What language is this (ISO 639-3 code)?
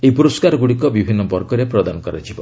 ori